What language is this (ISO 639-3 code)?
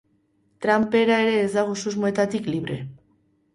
eus